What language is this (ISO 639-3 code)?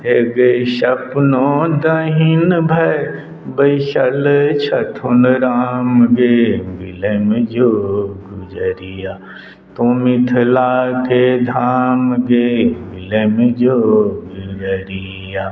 mai